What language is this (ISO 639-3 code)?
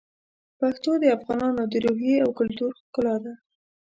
pus